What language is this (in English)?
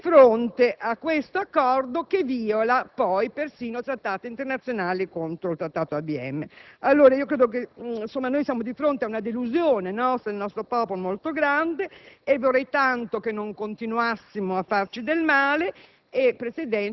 Italian